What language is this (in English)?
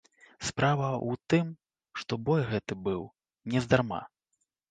Belarusian